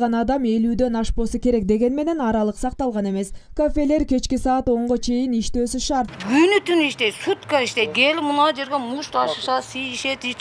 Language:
Turkish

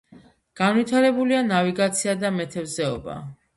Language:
Georgian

